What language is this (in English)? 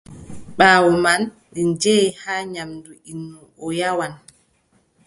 Adamawa Fulfulde